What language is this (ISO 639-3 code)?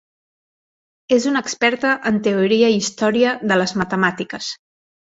cat